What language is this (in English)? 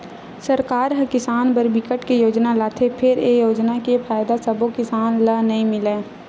Chhattisgarhi